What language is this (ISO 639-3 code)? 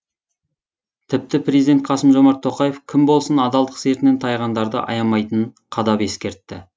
kaz